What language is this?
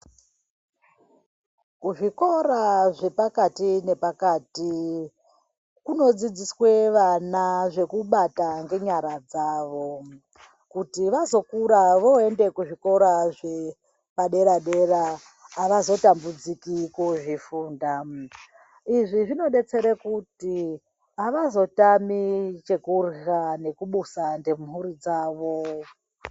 Ndau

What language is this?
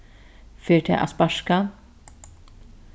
Faroese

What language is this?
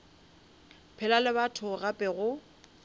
Northern Sotho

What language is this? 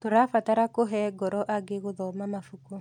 Kikuyu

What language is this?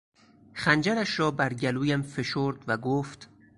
Persian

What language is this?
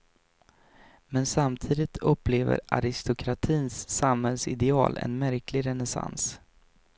Swedish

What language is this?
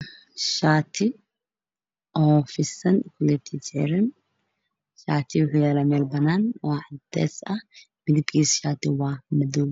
Somali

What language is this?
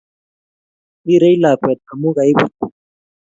Kalenjin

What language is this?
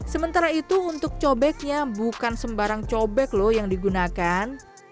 Indonesian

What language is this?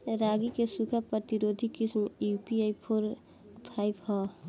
Bhojpuri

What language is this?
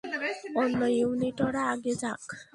Bangla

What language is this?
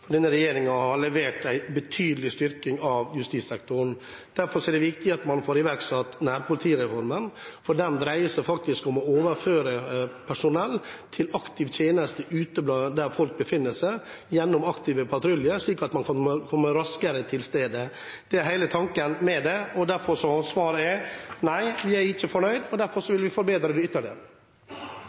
Norwegian Bokmål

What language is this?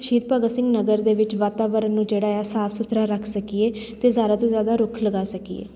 Punjabi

